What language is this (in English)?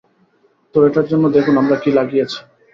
Bangla